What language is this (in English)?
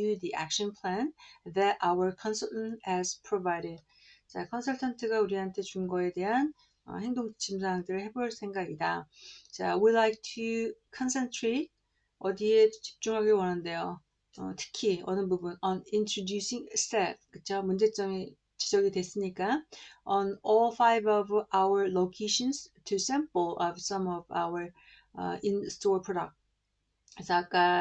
Korean